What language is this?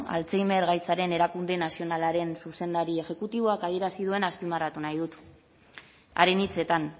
Basque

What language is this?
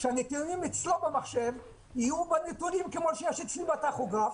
Hebrew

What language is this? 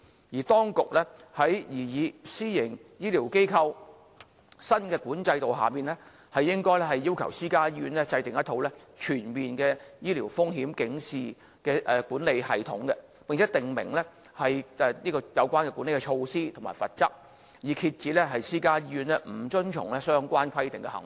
Cantonese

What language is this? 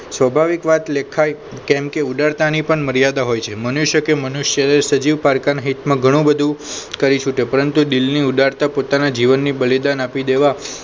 Gujarati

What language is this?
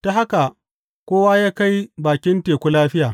Hausa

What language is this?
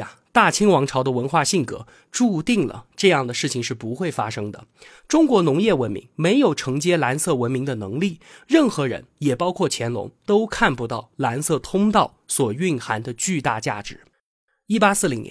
Chinese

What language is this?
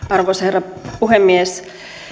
Finnish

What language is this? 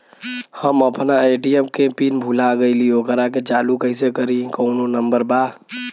Bhojpuri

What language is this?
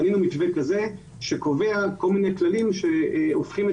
Hebrew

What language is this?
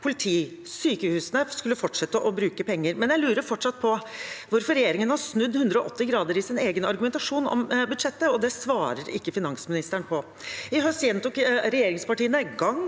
Norwegian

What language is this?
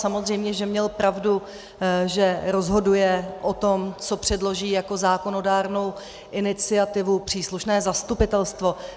Czech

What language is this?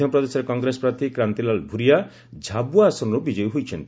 Odia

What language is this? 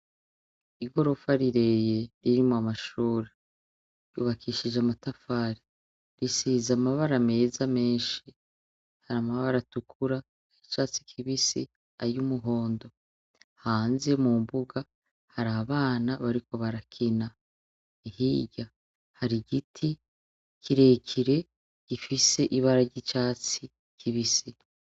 Rundi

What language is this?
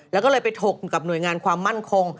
Thai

